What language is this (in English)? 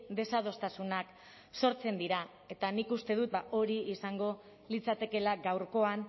Basque